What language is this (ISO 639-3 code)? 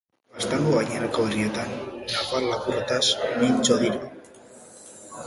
eus